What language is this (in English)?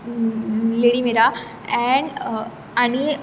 Konkani